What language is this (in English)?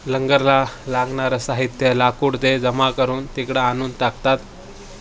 Marathi